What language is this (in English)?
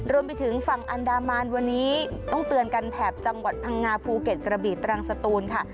Thai